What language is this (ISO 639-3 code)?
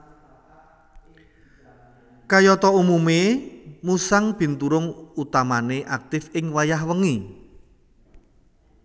jav